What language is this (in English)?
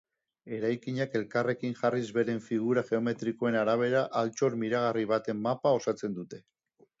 Basque